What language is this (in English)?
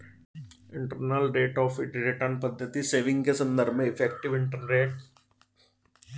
Hindi